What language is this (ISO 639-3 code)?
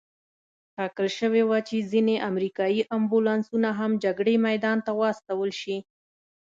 pus